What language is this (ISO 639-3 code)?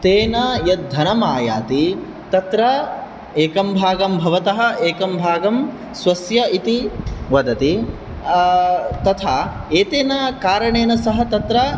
san